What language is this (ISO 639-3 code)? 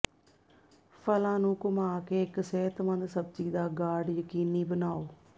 pan